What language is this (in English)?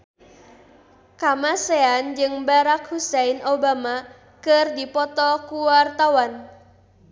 Sundanese